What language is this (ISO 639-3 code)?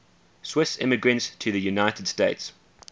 eng